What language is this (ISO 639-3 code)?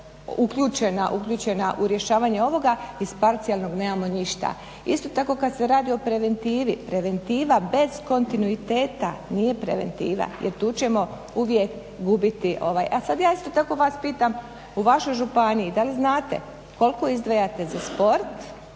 hrv